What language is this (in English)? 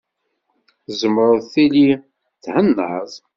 Kabyle